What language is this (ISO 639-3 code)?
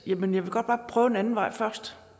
dan